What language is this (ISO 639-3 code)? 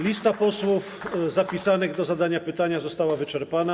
pol